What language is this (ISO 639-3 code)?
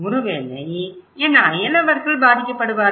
tam